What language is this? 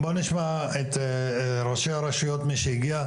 Hebrew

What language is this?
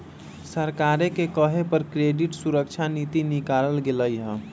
Magahi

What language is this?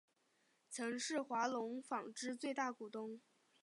Chinese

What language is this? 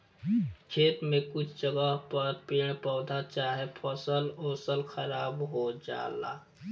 Bhojpuri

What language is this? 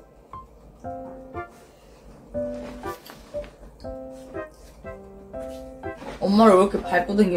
Korean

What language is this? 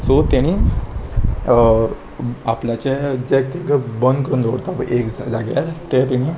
Konkani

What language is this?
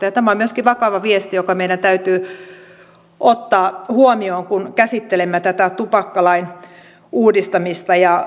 Finnish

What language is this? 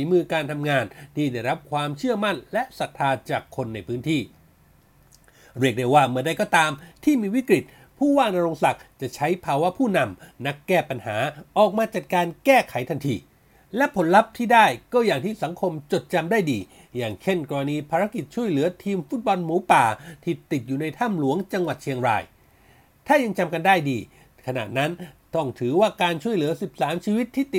Thai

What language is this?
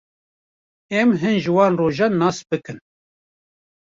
Kurdish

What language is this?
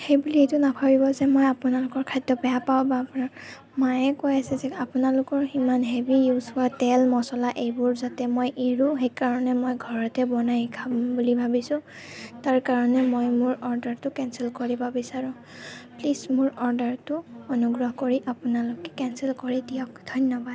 Assamese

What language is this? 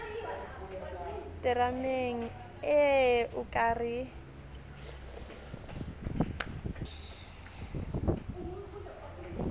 Southern Sotho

